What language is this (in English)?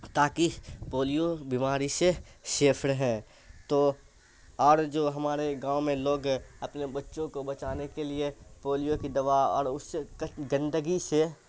Urdu